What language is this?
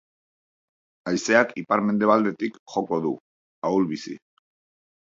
Basque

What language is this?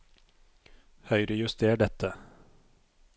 Norwegian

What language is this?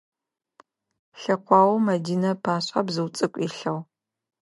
Adyghe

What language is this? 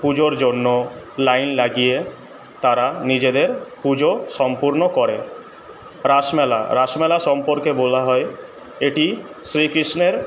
Bangla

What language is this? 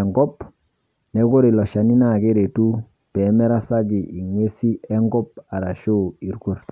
Masai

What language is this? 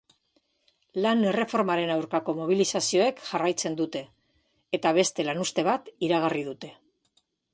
Basque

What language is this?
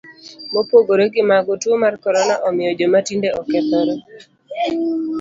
Luo (Kenya and Tanzania)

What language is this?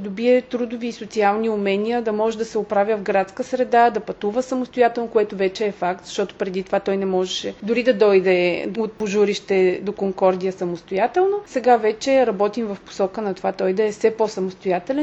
Bulgarian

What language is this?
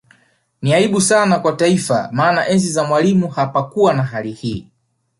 Swahili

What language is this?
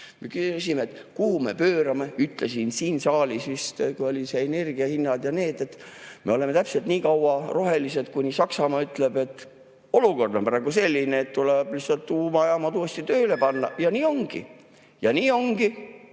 Estonian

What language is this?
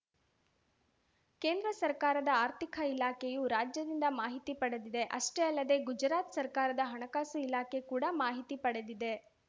Kannada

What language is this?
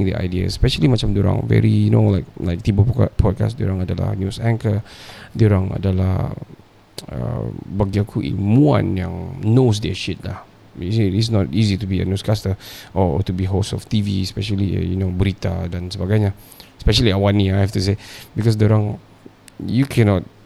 Malay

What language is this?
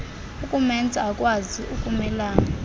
Xhosa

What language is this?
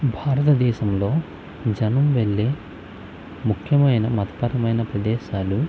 Telugu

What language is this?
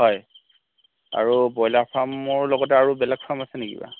Assamese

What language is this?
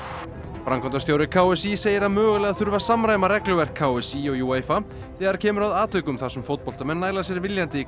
Icelandic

